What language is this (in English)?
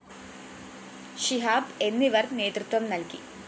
Malayalam